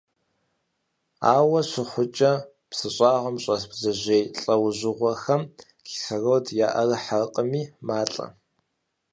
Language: Kabardian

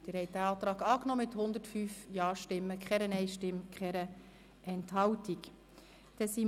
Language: Swiss German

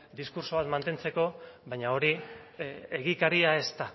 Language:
Basque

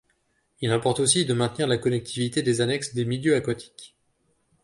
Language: French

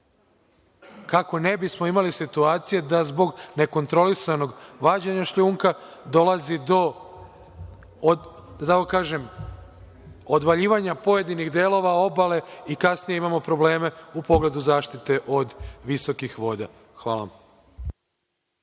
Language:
Serbian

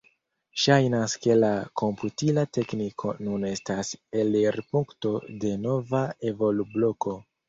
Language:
Esperanto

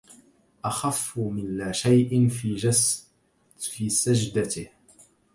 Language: Arabic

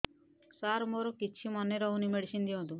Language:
Odia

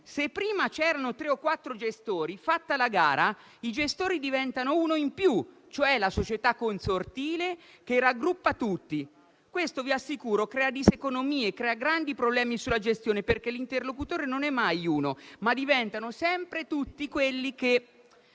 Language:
Italian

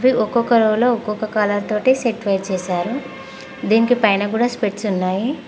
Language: Telugu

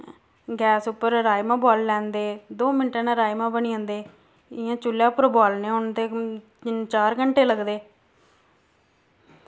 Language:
Dogri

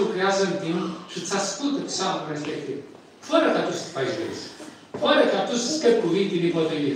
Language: Romanian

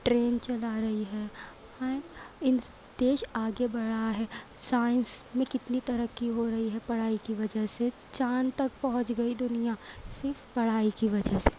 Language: Urdu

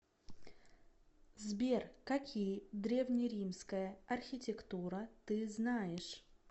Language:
Russian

